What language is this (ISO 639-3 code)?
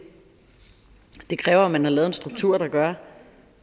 dan